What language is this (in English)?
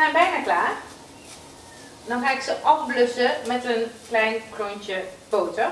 Dutch